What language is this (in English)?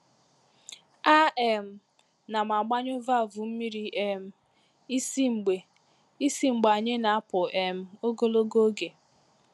Igbo